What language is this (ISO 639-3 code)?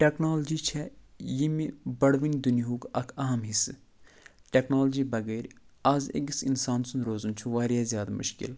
kas